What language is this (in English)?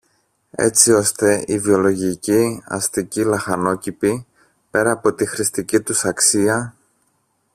Greek